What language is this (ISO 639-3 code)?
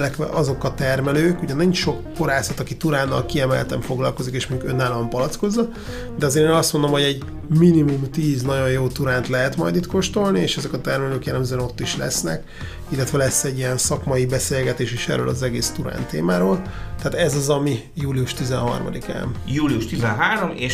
hun